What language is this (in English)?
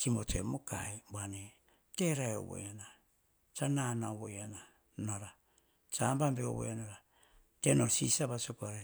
Hahon